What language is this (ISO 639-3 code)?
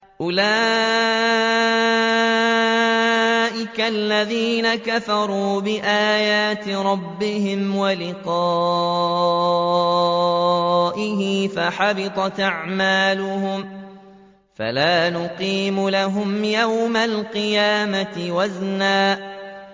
ara